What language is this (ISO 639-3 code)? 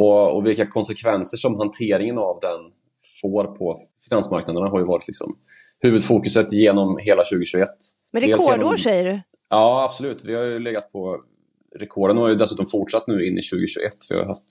swe